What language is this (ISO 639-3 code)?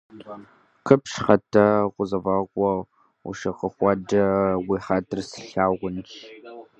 kbd